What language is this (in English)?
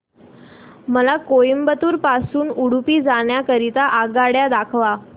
Marathi